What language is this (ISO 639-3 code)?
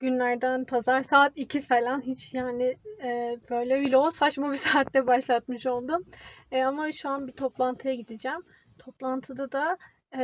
tur